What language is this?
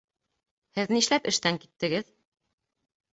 Bashkir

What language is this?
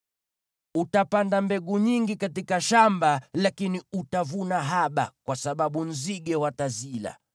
Swahili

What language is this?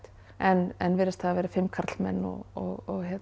Icelandic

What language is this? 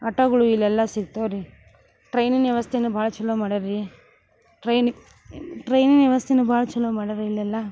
Kannada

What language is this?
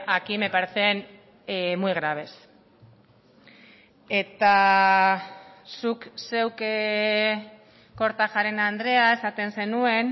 Basque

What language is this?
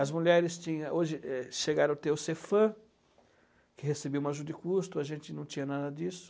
Portuguese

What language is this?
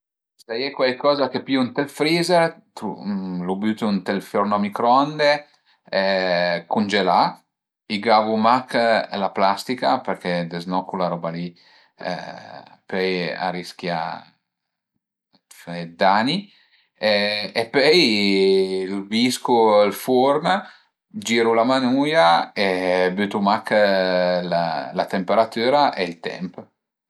Piedmontese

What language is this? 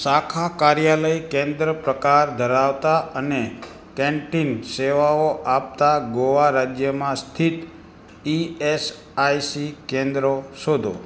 Gujarati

